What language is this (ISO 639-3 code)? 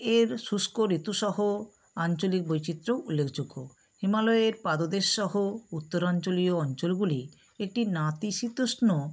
ben